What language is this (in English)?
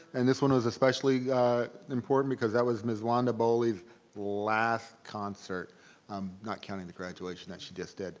English